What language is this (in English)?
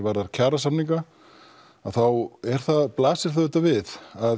Icelandic